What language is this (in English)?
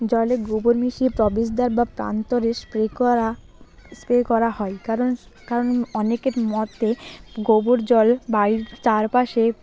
Bangla